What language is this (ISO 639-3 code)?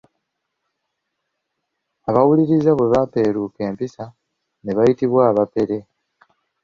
lug